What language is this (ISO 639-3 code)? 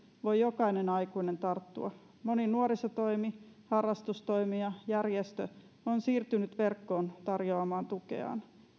fin